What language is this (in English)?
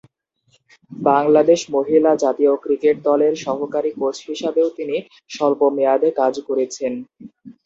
Bangla